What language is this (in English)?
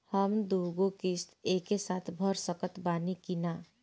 Bhojpuri